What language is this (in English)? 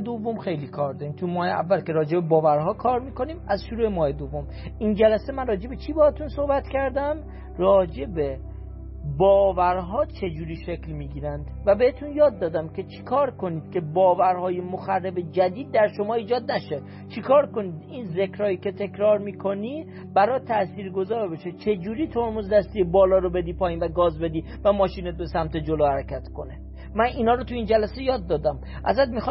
Persian